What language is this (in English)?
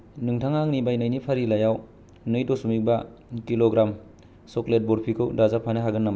Bodo